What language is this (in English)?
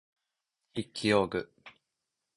Japanese